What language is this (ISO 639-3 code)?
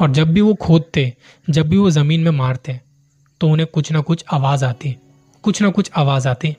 hin